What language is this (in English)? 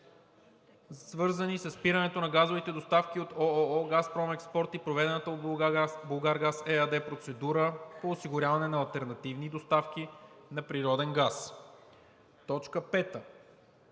Bulgarian